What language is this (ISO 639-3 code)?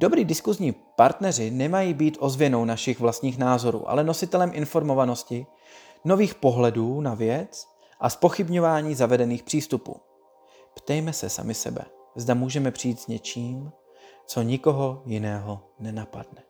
ces